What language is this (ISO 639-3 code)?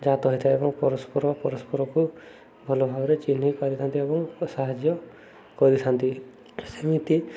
ori